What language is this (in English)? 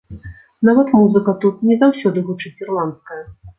Belarusian